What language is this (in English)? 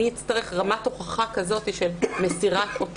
Hebrew